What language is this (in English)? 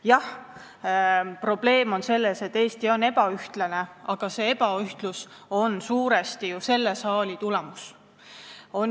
Estonian